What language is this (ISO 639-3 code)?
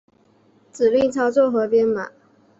zho